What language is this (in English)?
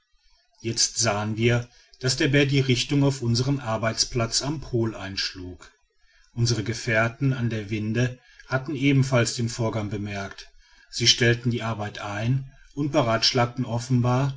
German